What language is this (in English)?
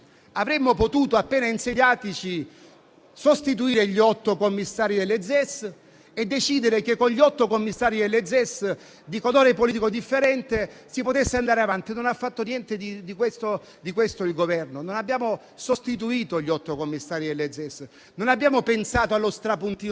Italian